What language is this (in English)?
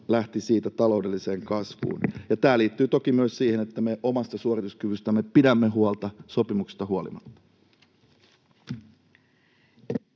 Finnish